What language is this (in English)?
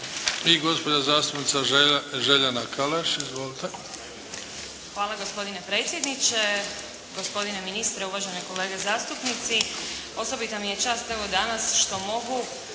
Croatian